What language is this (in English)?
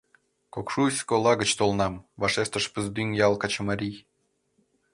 Mari